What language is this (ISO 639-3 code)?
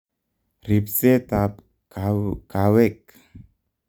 kln